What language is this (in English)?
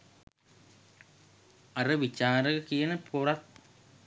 Sinhala